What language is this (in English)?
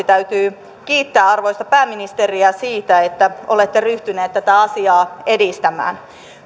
Finnish